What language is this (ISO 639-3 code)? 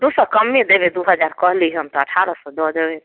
mai